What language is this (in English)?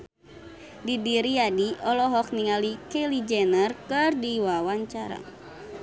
Sundanese